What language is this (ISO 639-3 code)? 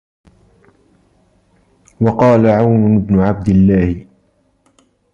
ara